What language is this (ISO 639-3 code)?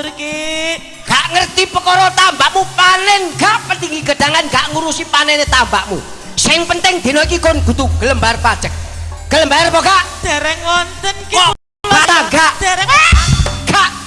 ind